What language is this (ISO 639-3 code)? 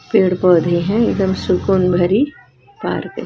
hin